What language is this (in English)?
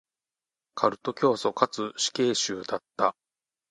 Japanese